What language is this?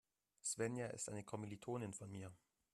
German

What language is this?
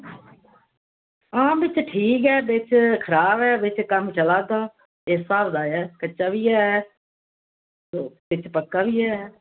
Dogri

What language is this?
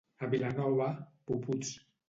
Catalan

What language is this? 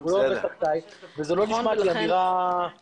Hebrew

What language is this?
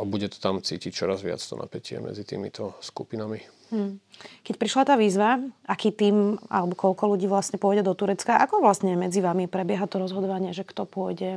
Slovak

